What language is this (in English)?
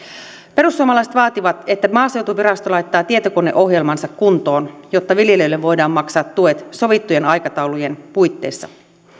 Finnish